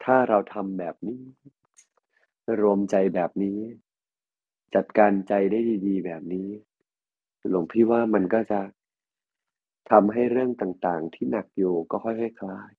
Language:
Thai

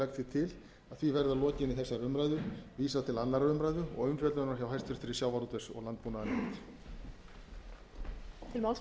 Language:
Icelandic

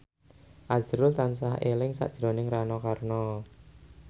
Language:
Javanese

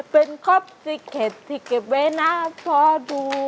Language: Thai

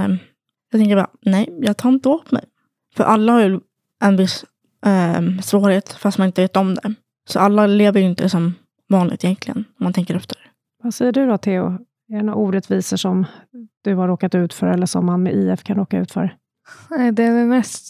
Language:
Swedish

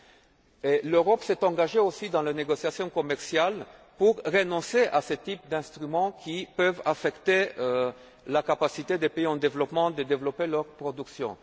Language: French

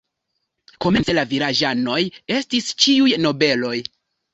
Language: Esperanto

